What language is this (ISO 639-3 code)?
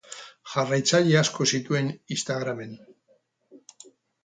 eus